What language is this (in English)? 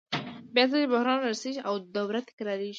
Pashto